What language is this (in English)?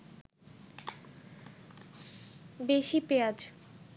Bangla